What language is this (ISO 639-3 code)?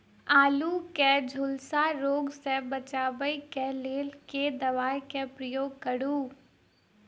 mai